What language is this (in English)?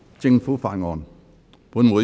Cantonese